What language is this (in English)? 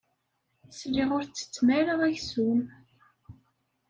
Kabyle